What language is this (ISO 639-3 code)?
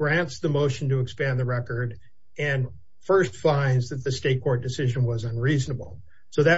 eng